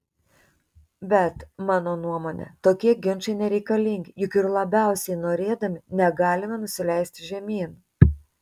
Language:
Lithuanian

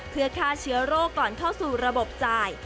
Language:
Thai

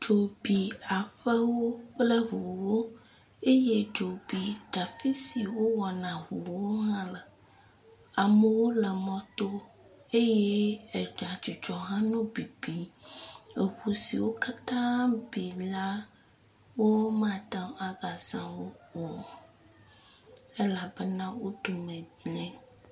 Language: Ewe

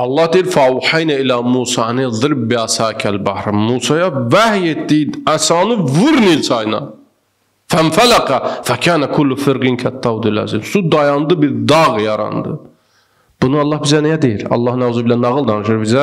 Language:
Turkish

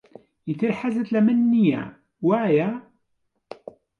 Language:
Central Kurdish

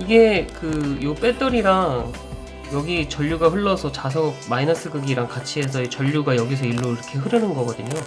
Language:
Korean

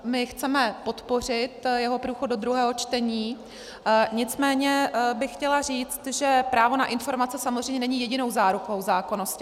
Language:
Czech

